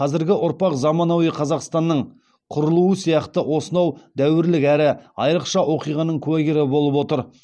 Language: Kazakh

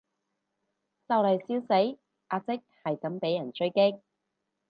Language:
Cantonese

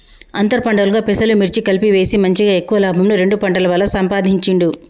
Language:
Telugu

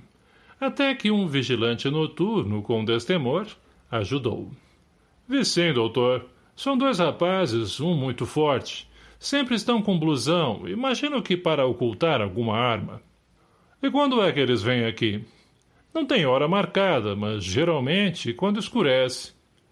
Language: Portuguese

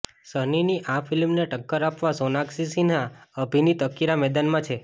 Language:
Gujarati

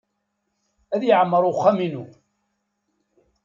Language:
Kabyle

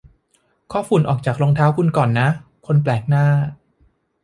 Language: Thai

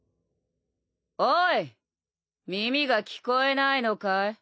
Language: Japanese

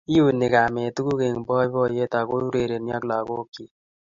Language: Kalenjin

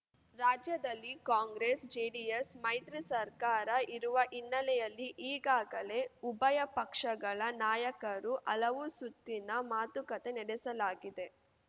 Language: Kannada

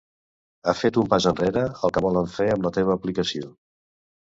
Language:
Catalan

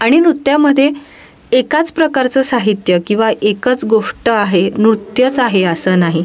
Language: Marathi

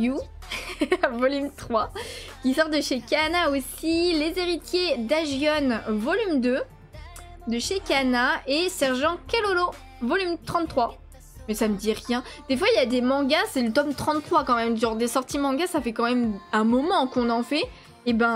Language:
French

